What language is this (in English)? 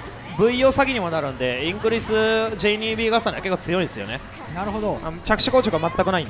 Japanese